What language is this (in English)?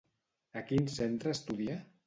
Catalan